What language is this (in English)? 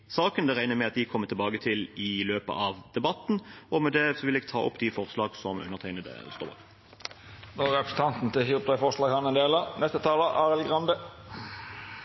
Norwegian